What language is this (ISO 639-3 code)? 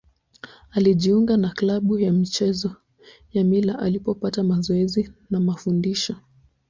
swa